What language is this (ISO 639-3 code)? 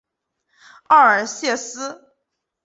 zho